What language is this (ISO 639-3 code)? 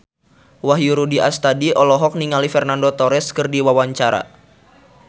sun